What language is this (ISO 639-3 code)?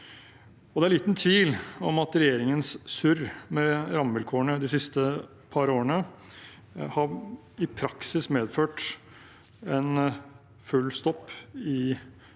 nor